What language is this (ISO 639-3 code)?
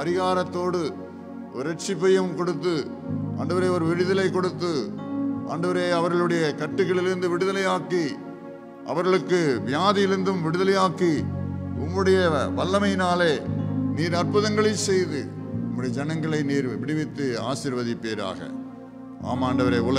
hin